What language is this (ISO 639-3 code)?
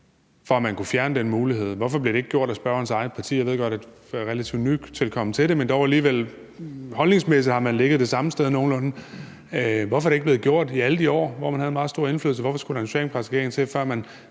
dan